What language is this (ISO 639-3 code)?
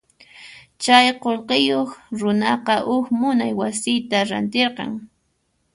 qxp